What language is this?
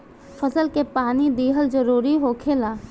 Bhojpuri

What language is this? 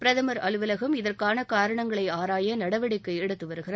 Tamil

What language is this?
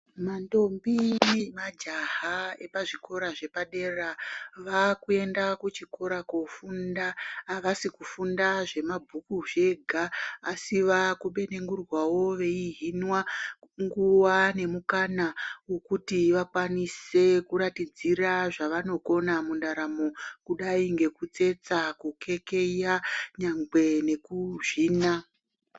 Ndau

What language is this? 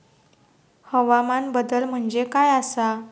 Marathi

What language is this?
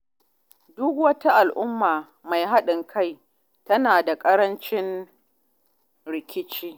Hausa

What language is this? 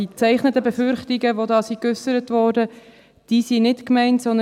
Swiss German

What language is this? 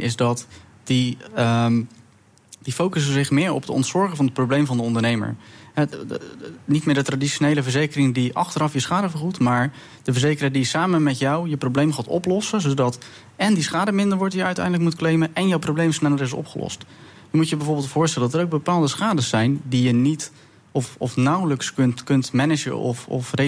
Dutch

